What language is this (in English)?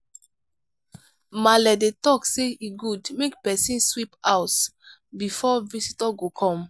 Nigerian Pidgin